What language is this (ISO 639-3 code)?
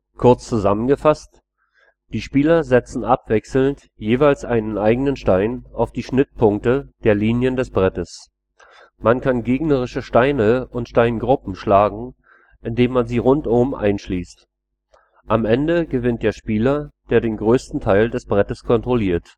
deu